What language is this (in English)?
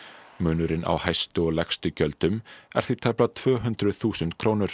Icelandic